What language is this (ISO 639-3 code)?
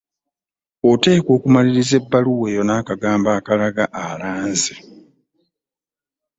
lug